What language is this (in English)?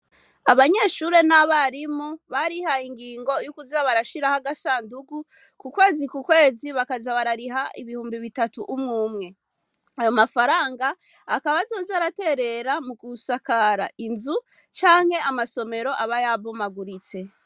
Rundi